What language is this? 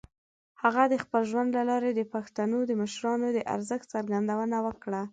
Pashto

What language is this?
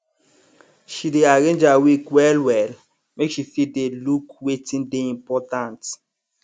Nigerian Pidgin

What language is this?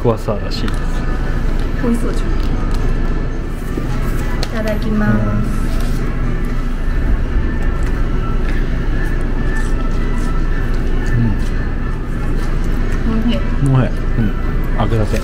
Japanese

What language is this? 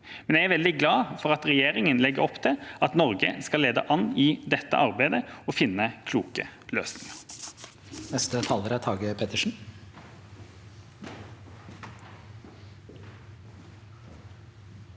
Norwegian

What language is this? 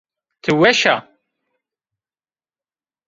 Zaza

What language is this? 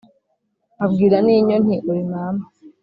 Kinyarwanda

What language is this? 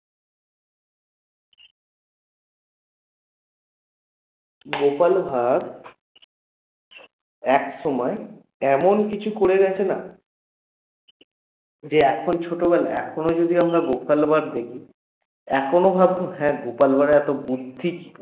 Bangla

